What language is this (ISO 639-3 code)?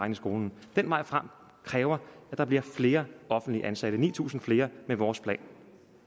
dan